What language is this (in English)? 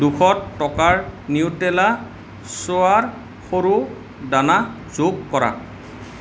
Assamese